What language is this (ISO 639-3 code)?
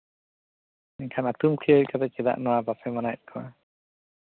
sat